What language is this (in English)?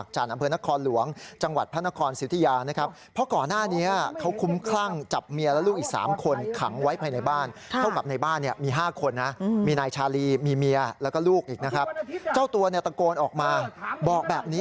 Thai